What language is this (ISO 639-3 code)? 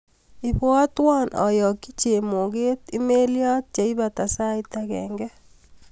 kln